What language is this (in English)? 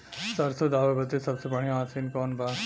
Bhojpuri